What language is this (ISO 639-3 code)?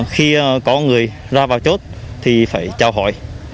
vie